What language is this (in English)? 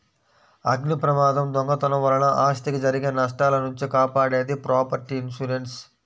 Telugu